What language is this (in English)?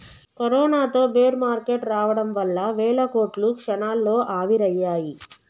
Telugu